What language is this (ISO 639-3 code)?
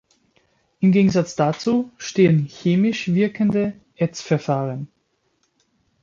deu